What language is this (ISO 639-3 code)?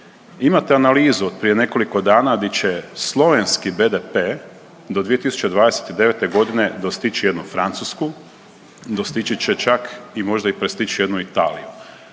hrv